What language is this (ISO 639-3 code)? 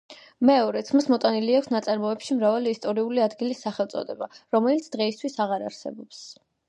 kat